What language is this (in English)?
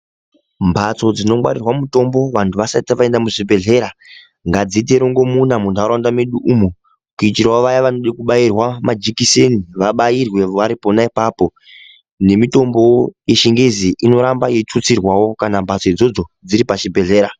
Ndau